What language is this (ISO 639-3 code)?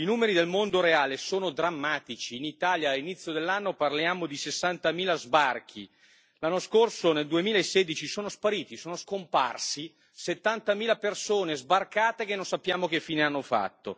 ita